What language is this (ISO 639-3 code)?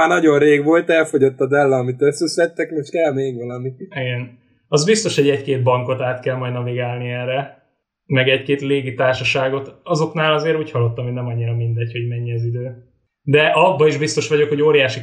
hun